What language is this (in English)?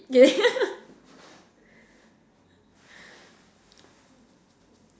English